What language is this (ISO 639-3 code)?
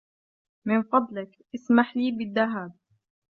ara